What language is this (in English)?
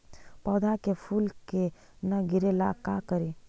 Magahi